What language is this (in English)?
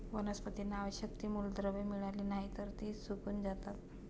Marathi